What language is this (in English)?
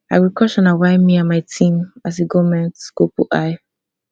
Nigerian Pidgin